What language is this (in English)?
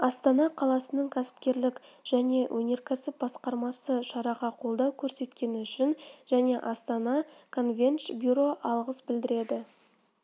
Kazakh